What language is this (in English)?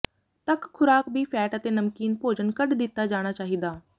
Punjabi